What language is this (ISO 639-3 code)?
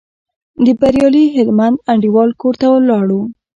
pus